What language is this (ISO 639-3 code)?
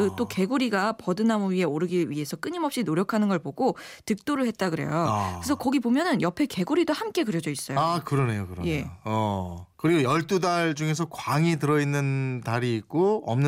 kor